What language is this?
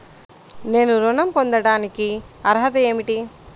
Telugu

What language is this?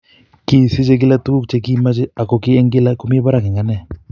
Kalenjin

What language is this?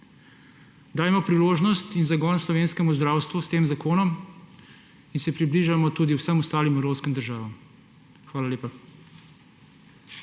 Slovenian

